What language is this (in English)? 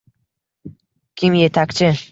Uzbek